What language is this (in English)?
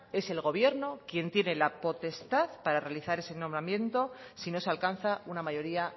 Spanish